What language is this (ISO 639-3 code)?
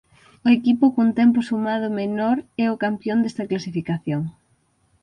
glg